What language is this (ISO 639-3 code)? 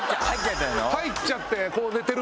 jpn